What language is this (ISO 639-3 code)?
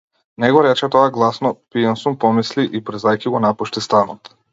mkd